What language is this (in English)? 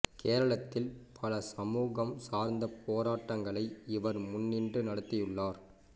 Tamil